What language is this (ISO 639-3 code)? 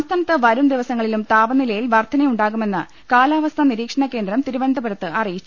mal